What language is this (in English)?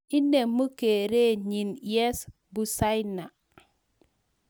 Kalenjin